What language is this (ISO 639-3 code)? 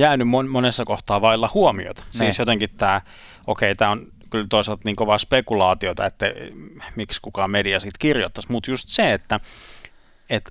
fin